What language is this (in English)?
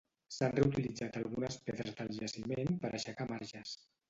Catalan